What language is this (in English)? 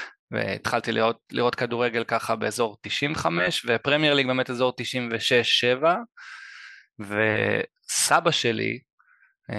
Hebrew